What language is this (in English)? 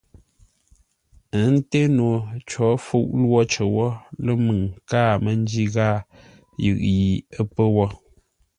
Ngombale